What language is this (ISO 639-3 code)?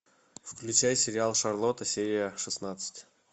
rus